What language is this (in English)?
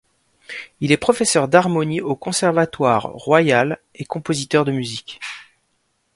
French